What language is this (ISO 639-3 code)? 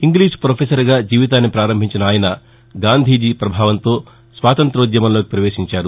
tel